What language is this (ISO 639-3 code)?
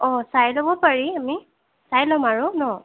asm